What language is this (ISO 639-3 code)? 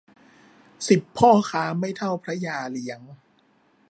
tha